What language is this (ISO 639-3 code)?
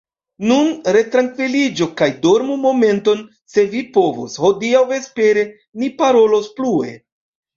epo